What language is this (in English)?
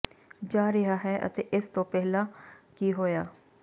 Punjabi